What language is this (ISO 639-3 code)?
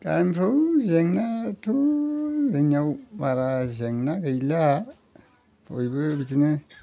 brx